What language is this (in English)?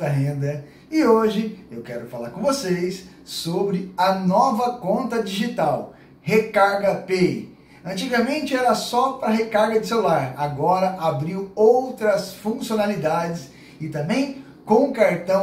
Portuguese